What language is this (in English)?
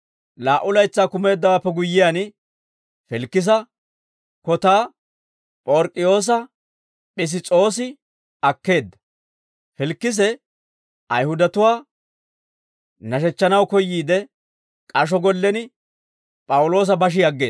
Dawro